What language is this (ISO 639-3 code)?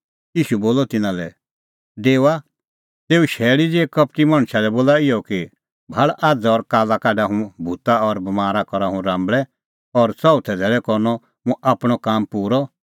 kfx